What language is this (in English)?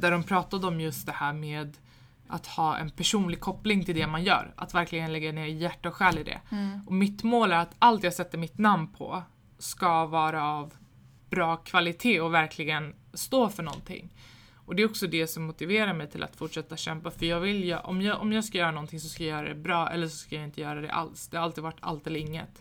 Swedish